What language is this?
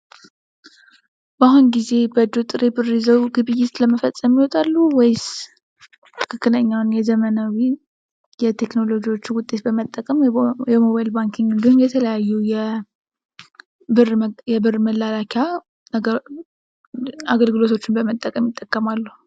Amharic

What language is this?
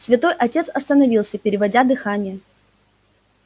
Russian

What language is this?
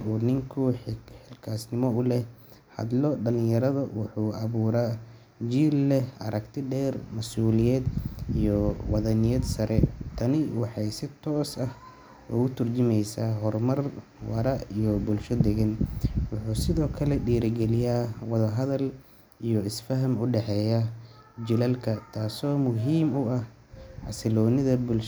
Somali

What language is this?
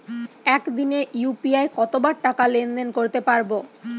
Bangla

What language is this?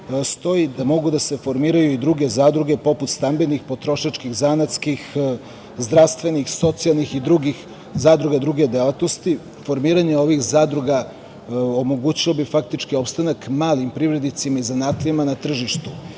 Serbian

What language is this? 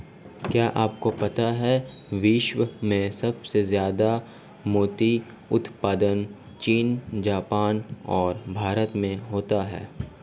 Hindi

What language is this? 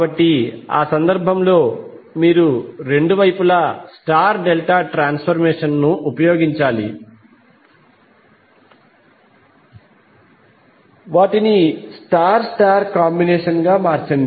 Telugu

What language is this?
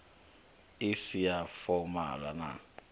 Venda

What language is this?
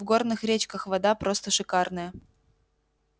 Russian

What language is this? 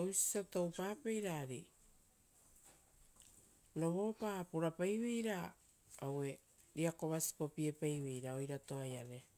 Rotokas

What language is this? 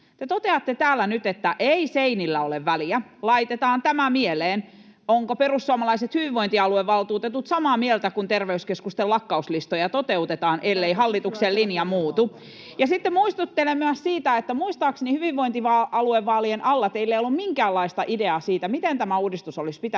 Finnish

